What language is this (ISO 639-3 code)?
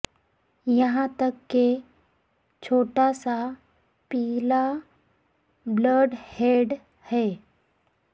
urd